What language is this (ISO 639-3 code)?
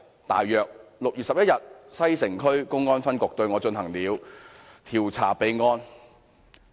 yue